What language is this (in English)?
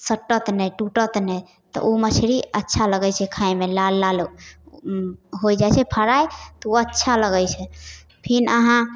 Maithili